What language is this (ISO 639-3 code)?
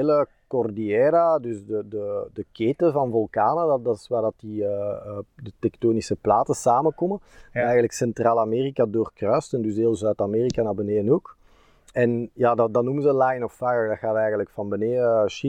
nld